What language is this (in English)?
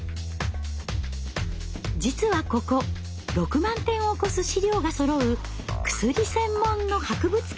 Japanese